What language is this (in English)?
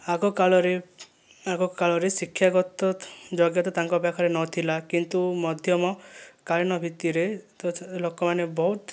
Odia